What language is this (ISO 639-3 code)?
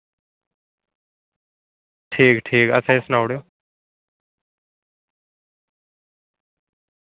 doi